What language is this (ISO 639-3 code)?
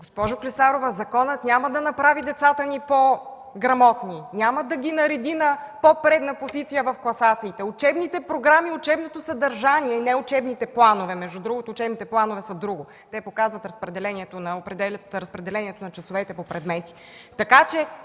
bul